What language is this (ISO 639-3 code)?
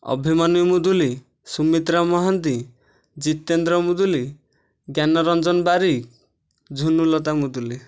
ori